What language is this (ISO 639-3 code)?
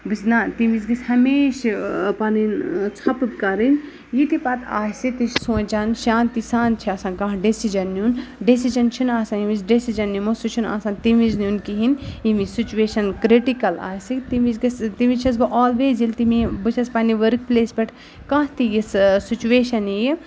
kas